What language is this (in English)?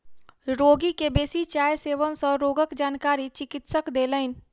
Maithili